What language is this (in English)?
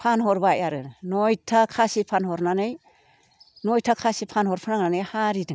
Bodo